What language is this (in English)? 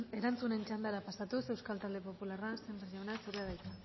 Basque